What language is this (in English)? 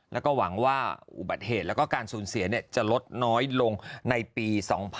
Thai